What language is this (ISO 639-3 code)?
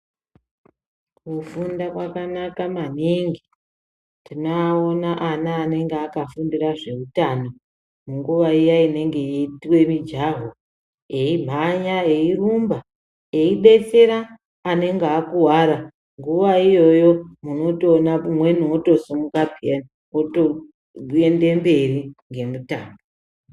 ndc